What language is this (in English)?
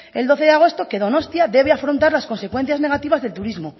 Spanish